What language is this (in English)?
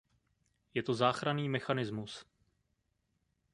Czech